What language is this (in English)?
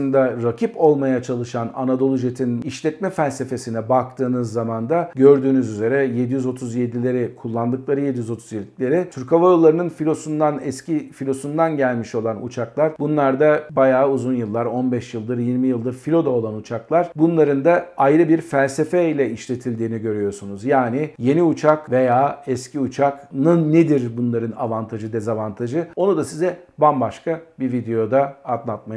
Turkish